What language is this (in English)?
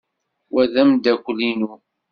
Kabyle